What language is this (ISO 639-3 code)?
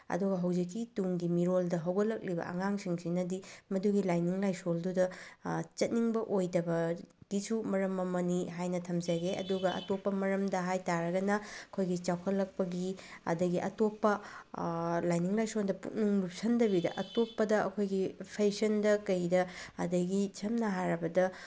mni